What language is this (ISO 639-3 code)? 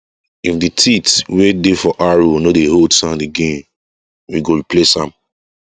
pcm